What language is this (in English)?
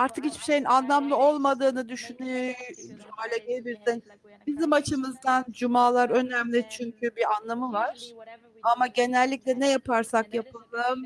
Turkish